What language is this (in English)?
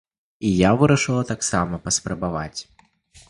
Belarusian